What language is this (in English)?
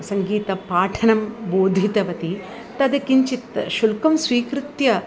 Sanskrit